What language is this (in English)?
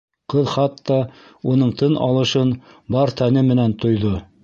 Bashkir